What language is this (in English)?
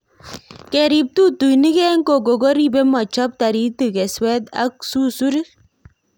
Kalenjin